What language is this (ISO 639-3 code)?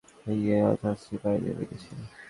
ben